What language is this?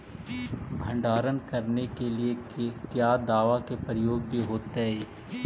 Magahi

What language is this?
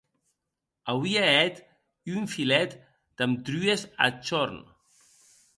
Occitan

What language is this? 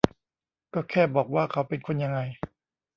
Thai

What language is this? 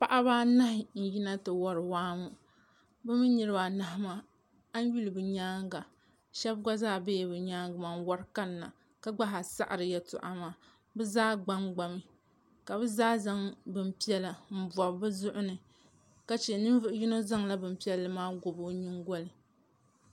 Dagbani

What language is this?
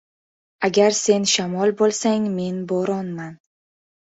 Uzbek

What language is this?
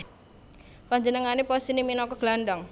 Javanese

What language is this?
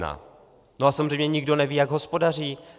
Czech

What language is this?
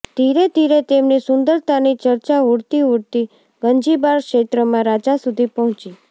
Gujarati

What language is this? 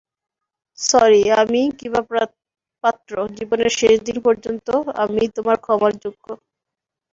Bangla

